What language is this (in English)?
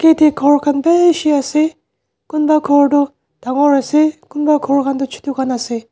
Naga Pidgin